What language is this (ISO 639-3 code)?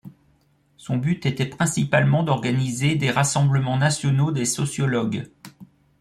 fra